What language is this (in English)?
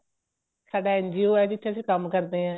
Punjabi